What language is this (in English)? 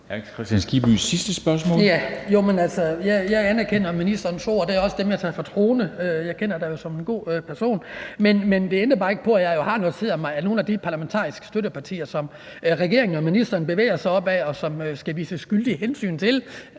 Danish